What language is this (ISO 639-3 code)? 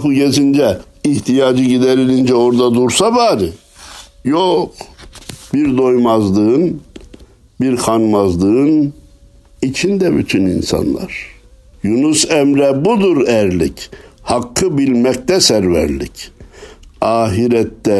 tur